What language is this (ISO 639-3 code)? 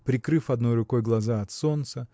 rus